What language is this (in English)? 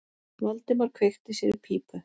Icelandic